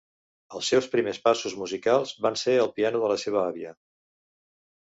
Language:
Catalan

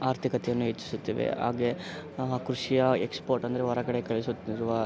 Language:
Kannada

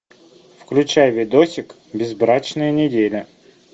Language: Russian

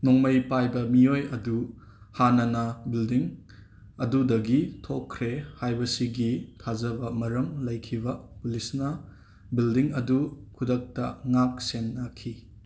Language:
Manipuri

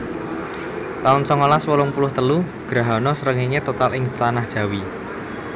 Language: Javanese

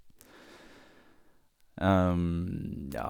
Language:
Norwegian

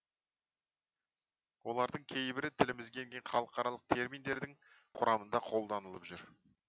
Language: Kazakh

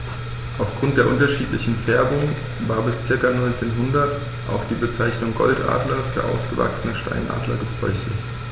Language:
German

